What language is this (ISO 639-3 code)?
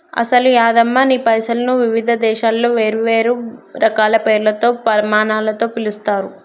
tel